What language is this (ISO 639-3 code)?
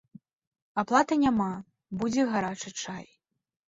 bel